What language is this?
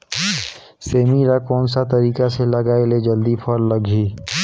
Chhattisgarhi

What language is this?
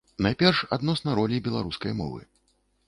Belarusian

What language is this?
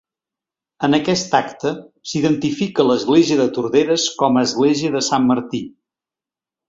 Catalan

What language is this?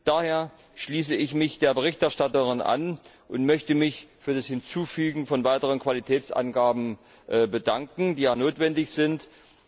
German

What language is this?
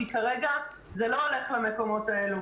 Hebrew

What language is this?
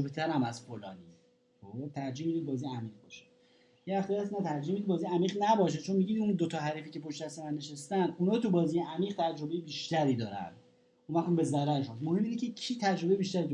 Persian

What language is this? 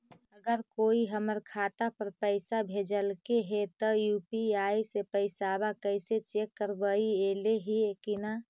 Magahi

